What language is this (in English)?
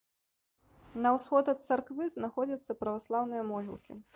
Belarusian